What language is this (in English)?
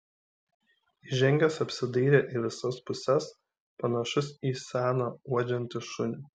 Lithuanian